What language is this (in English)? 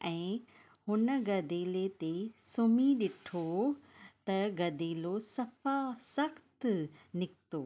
Sindhi